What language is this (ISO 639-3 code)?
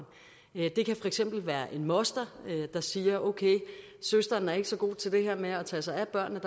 dan